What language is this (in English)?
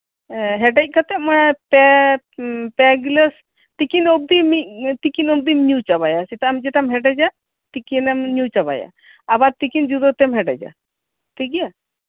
Santali